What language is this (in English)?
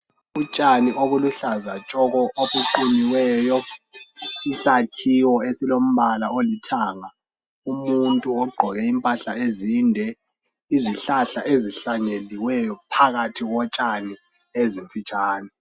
North Ndebele